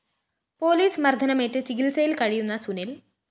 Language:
Malayalam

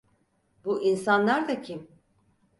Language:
Turkish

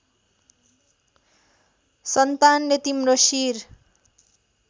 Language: Nepali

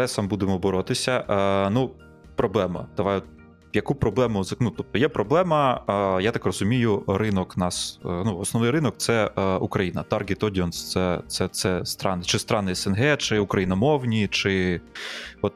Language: Ukrainian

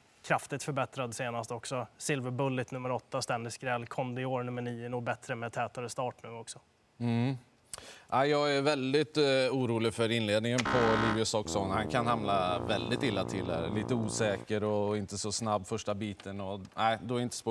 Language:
Swedish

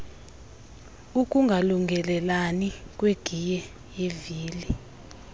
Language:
Xhosa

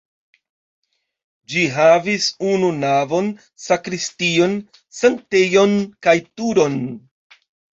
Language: Esperanto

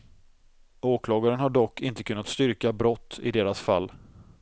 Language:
Swedish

